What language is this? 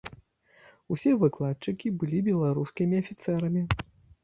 Belarusian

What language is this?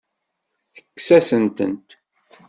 Kabyle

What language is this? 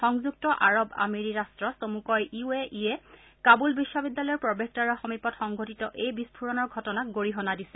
Assamese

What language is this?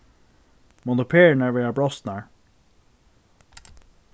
Faroese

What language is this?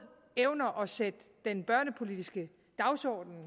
Danish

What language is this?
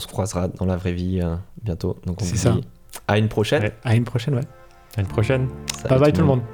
French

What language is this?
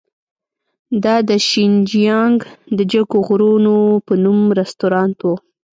Pashto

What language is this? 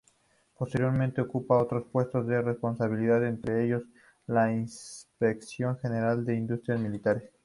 Spanish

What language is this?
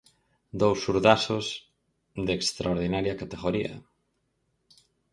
Galician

